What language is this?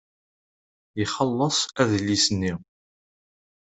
Kabyle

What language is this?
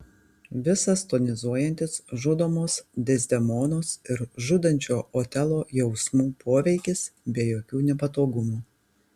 Lithuanian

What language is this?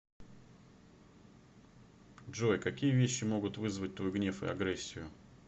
Russian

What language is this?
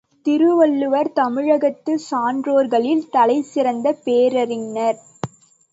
Tamil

